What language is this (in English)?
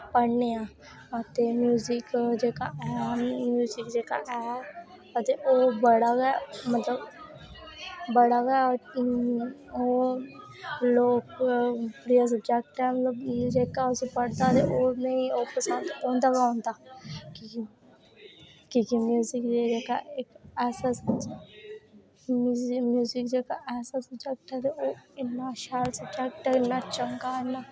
Dogri